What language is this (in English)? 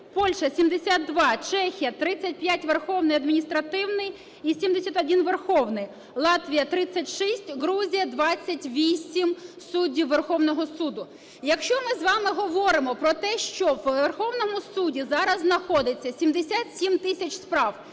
Ukrainian